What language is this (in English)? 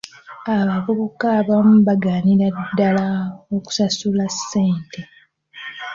Ganda